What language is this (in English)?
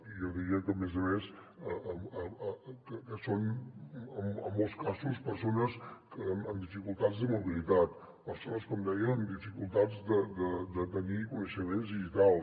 Catalan